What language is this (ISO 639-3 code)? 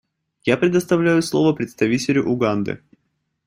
rus